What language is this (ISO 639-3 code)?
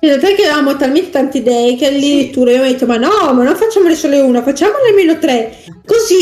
ita